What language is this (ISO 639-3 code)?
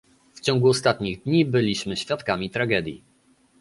pol